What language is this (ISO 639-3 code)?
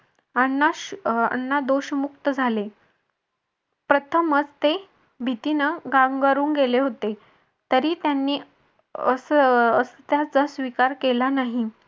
mar